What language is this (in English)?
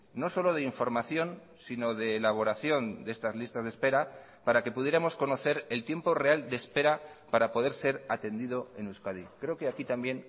Spanish